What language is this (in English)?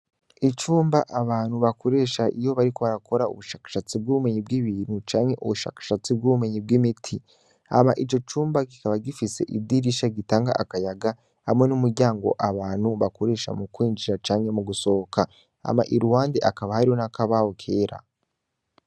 Rundi